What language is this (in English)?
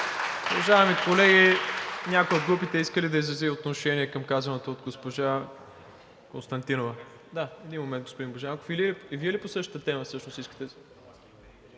Bulgarian